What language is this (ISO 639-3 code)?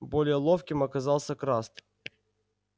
rus